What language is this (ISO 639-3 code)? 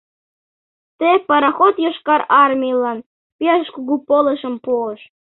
chm